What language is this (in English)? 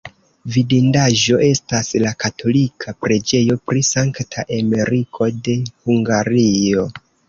Esperanto